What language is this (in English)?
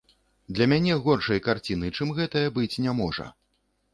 Belarusian